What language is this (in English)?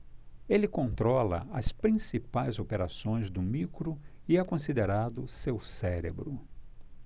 Portuguese